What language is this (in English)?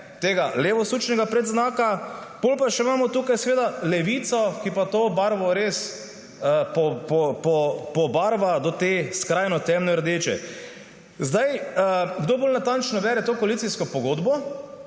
Slovenian